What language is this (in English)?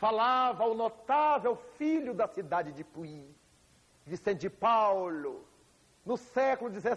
Portuguese